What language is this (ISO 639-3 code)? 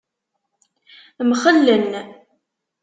kab